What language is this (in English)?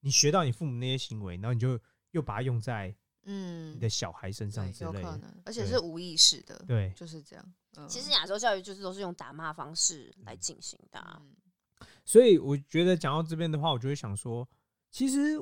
Chinese